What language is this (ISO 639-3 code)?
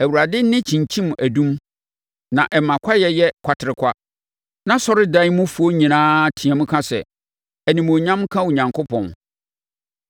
aka